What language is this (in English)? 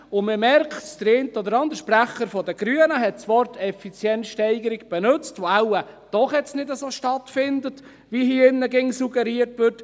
Swiss German